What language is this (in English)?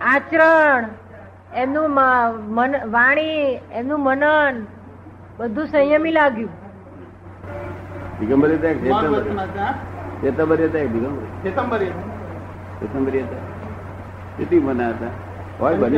Gujarati